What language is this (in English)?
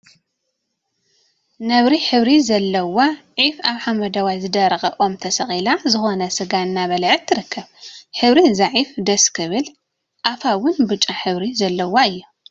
Tigrinya